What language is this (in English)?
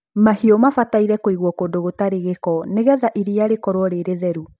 Kikuyu